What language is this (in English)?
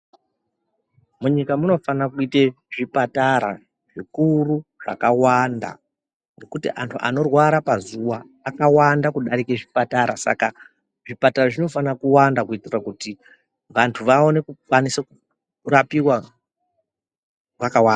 Ndau